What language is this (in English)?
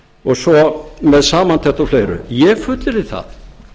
Icelandic